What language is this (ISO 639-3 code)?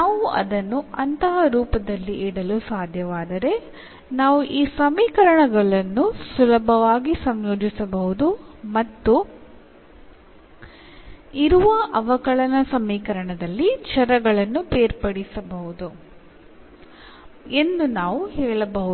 kan